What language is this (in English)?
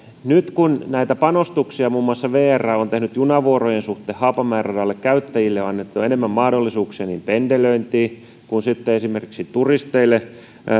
Finnish